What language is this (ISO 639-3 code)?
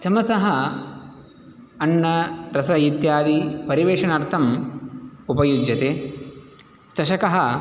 san